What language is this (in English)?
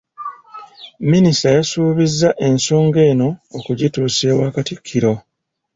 Ganda